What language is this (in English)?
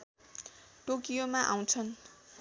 Nepali